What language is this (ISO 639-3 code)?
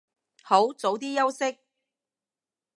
yue